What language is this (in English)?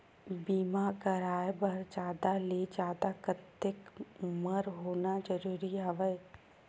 Chhattisgarhi